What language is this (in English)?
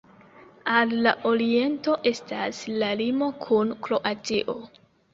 Esperanto